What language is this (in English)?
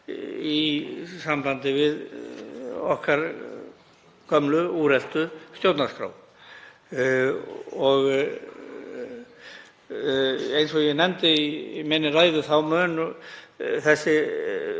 Icelandic